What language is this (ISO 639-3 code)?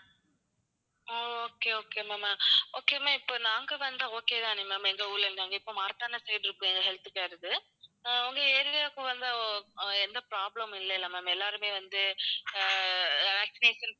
tam